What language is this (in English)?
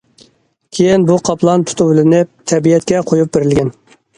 Uyghur